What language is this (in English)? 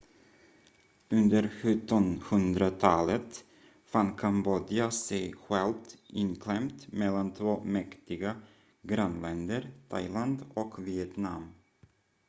Swedish